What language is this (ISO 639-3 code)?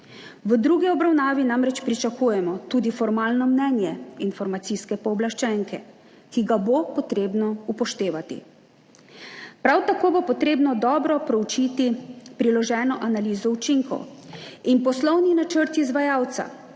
slv